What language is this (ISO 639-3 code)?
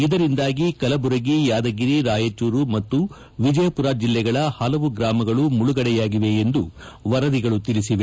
kan